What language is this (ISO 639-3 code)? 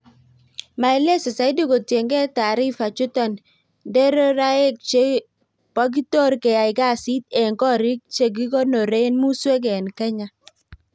kln